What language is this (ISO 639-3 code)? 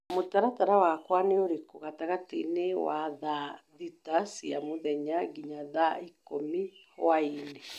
kik